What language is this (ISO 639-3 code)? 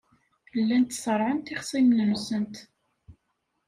kab